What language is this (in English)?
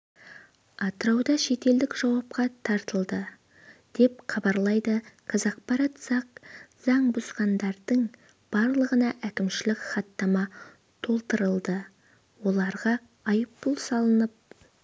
Kazakh